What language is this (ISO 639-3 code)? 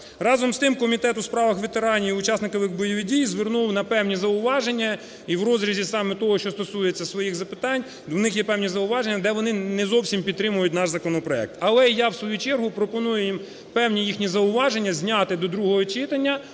ukr